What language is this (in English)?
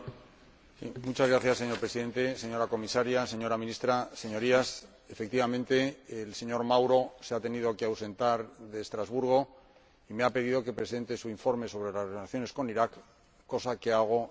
Spanish